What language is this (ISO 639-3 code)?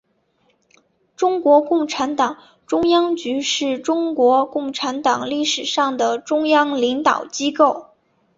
zho